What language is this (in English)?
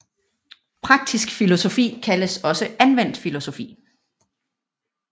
Danish